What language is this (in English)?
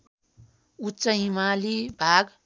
Nepali